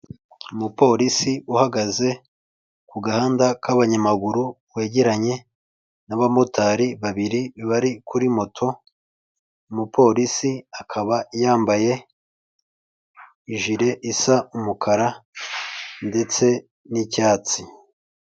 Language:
Kinyarwanda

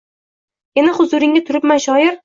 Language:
Uzbek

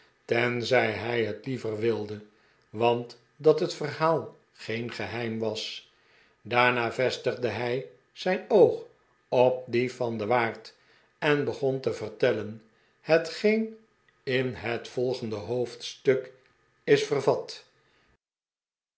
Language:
Dutch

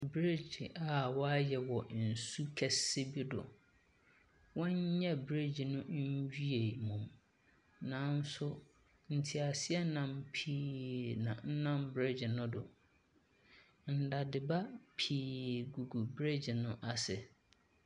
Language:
Akan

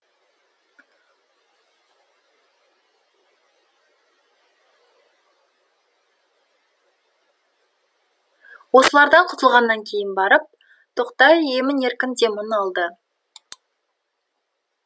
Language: Kazakh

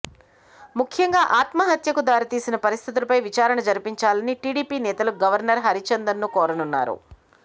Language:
Telugu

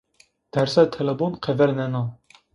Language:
Zaza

